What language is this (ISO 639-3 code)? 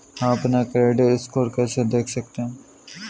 hin